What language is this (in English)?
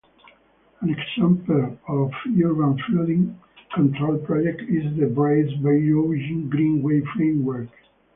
English